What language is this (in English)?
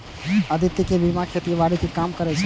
Maithili